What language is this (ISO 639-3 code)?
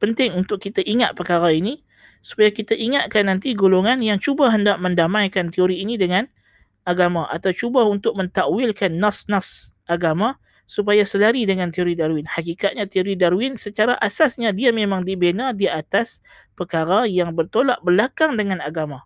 msa